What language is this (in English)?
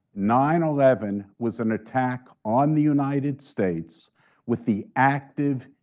English